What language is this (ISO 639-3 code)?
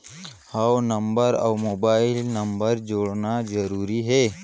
hne